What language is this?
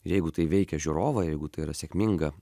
Lithuanian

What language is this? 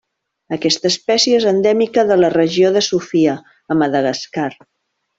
Catalan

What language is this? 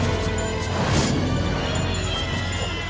Thai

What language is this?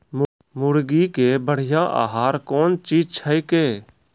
Maithili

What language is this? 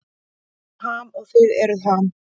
Icelandic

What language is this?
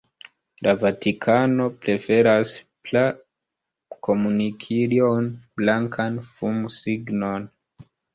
Esperanto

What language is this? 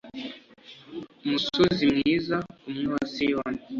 Kinyarwanda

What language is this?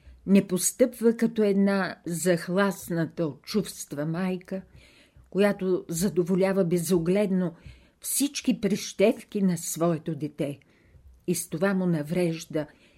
Bulgarian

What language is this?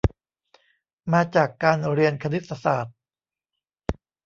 Thai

